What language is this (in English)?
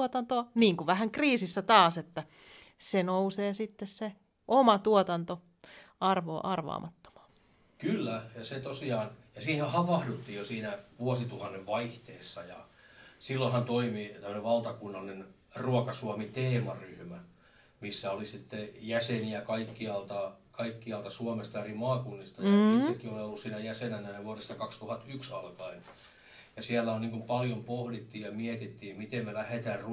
Finnish